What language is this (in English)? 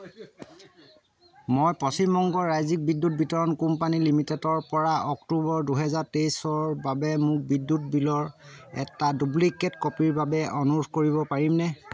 Assamese